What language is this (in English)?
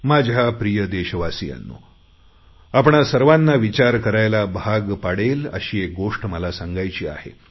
Marathi